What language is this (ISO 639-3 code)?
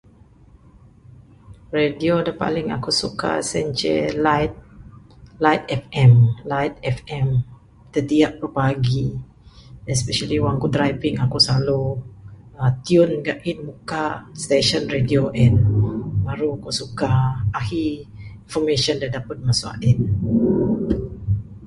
sdo